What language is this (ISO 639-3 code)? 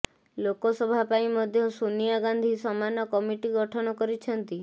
ori